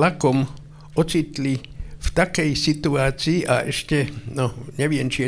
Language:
Slovak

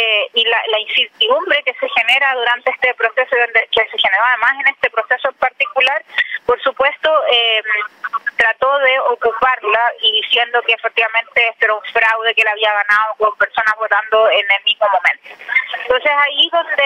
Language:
Spanish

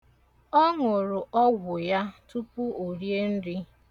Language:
Igbo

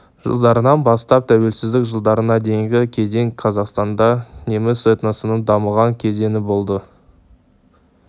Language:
Kazakh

